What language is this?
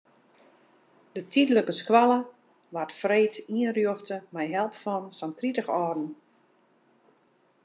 Western Frisian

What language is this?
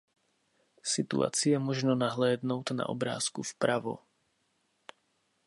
Czech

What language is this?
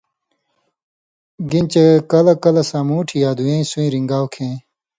Indus Kohistani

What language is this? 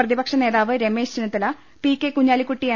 Malayalam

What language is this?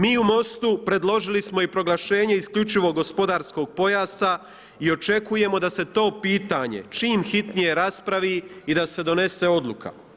Croatian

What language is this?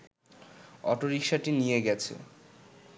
Bangla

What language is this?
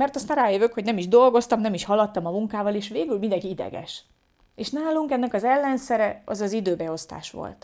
Hungarian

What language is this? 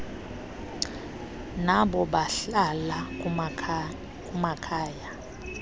Xhosa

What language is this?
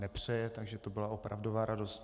Czech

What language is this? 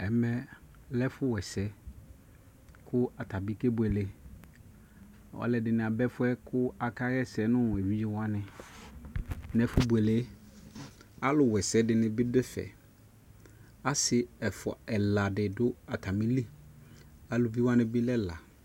Ikposo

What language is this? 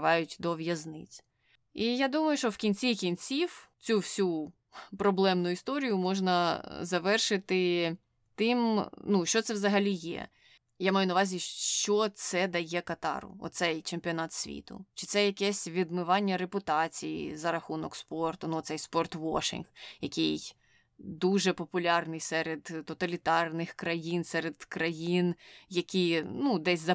Ukrainian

